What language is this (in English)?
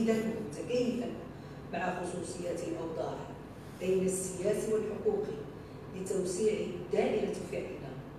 Arabic